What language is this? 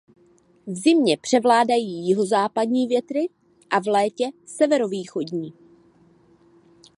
Czech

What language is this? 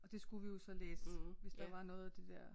Danish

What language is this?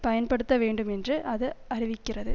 Tamil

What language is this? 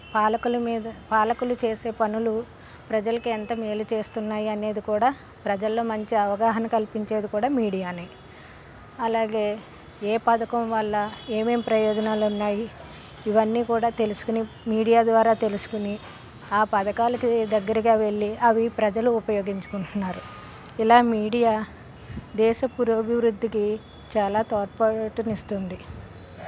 Telugu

